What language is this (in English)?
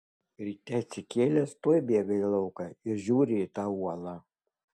Lithuanian